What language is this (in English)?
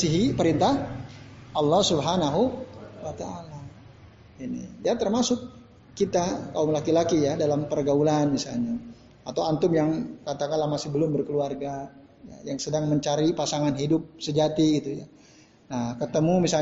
Indonesian